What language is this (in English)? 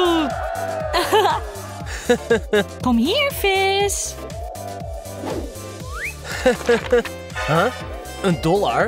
Dutch